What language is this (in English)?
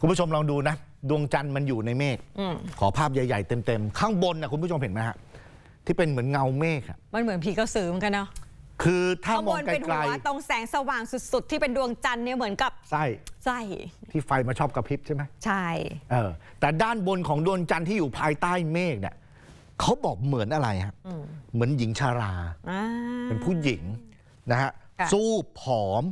Thai